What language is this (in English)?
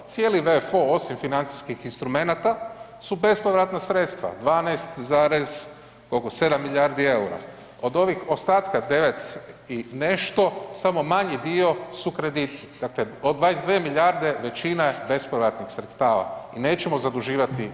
Croatian